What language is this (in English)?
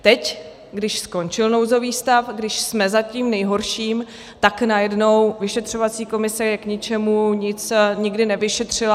Czech